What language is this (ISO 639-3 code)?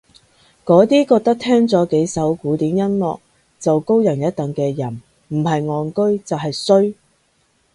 yue